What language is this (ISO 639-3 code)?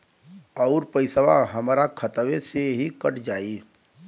bho